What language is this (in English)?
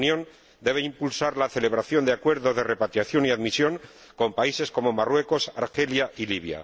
Spanish